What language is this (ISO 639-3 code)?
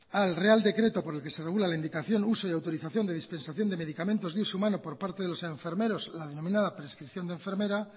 spa